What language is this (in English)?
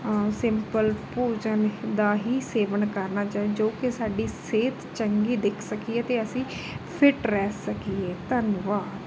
Punjabi